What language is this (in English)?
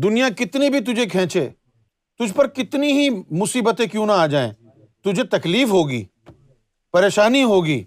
Urdu